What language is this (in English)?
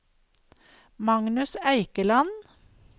Norwegian